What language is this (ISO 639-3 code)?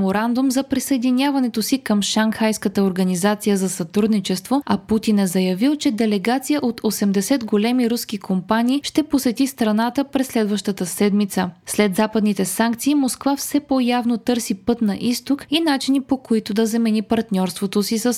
bul